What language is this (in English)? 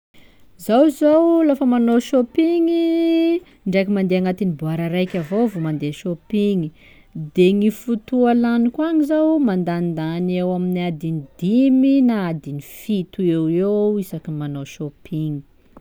Sakalava Malagasy